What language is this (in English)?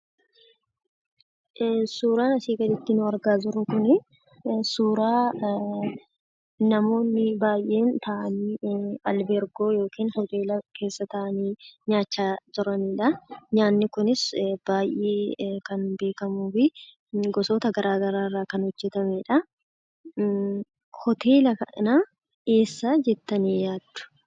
Oromo